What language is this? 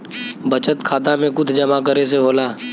Bhojpuri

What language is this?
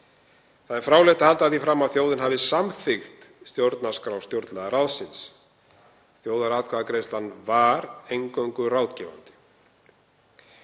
Icelandic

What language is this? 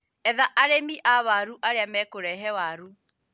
Kikuyu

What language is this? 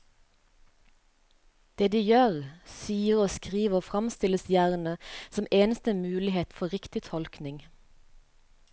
Norwegian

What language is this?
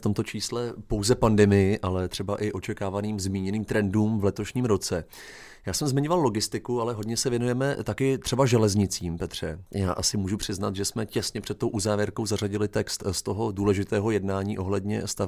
Czech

